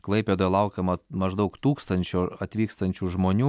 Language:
Lithuanian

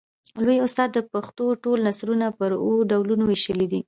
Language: Pashto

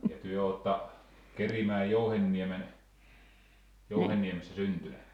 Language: Finnish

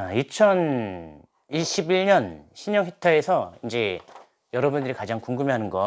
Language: Korean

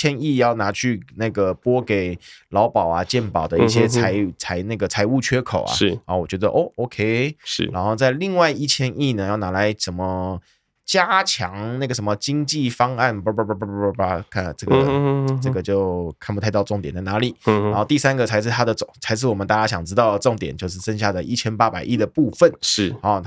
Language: Chinese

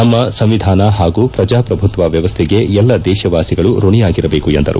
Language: Kannada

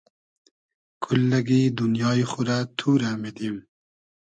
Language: Hazaragi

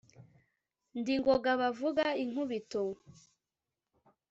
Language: Kinyarwanda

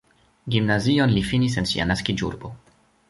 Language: Esperanto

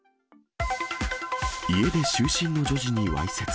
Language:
Japanese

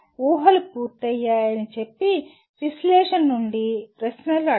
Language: Telugu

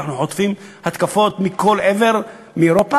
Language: Hebrew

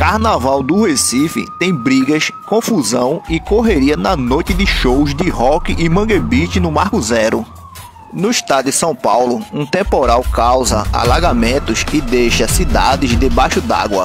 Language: Portuguese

